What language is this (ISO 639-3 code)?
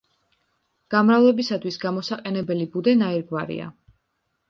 kat